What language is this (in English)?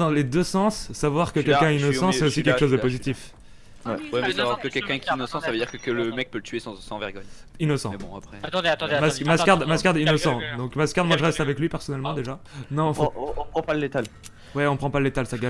French